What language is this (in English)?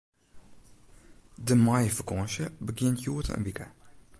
Western Frisian